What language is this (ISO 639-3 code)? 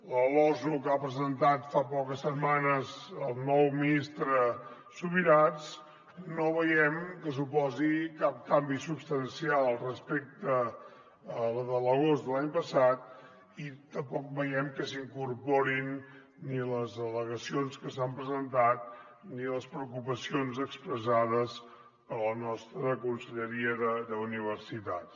cat